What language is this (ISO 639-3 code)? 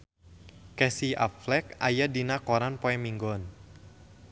sun